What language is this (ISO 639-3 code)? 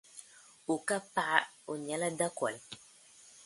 dag